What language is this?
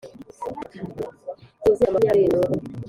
Kinyarwanda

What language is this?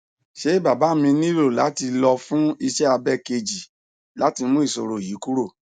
Yoruba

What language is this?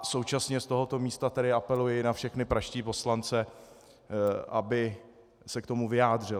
Czech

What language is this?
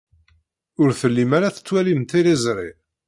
Kabyle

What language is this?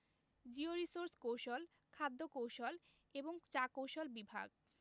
Bangla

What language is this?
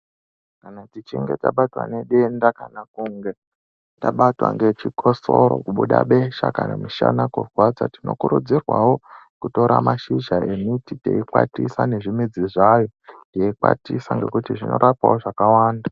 Ndau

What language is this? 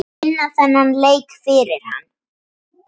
Icelandic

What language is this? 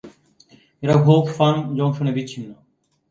Bangla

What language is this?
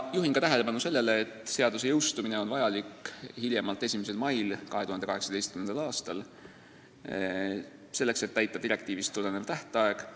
Estonian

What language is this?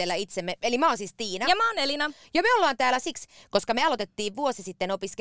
Finnish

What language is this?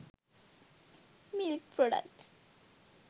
Sinhala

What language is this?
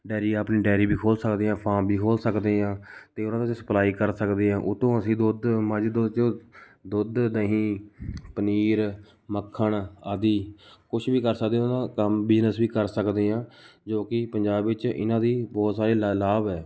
Punjabi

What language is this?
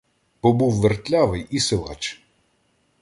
Ukrainian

